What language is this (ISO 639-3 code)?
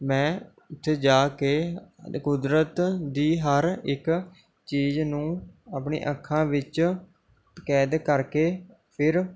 pan